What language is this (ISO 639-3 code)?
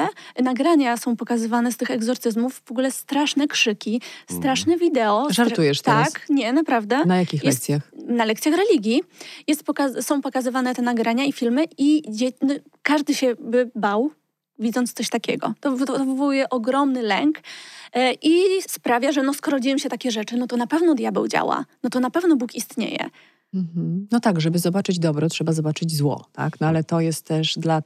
pol